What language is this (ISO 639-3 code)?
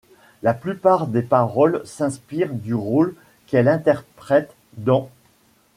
fra